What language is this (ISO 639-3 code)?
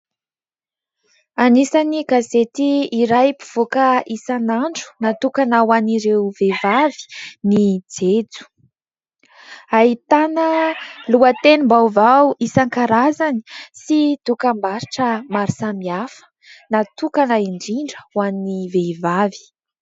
mlg